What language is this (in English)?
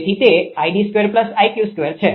Gujarati